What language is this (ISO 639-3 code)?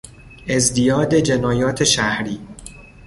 fas